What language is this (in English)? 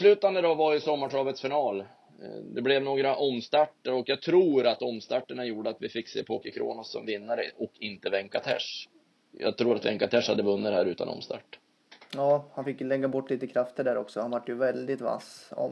Swedish